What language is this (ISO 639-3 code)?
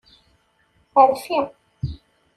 kab